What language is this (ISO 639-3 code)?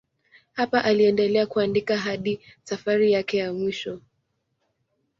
swa